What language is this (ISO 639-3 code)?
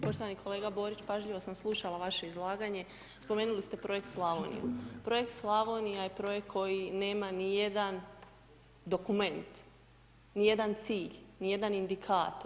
hrv